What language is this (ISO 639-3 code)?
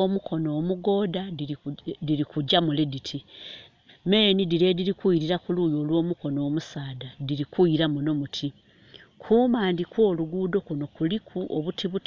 xog